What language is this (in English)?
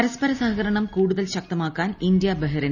Malayalam